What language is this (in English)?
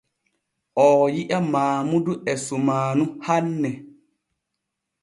Borgu Fulfulde